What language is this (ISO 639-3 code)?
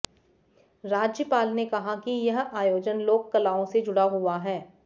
hin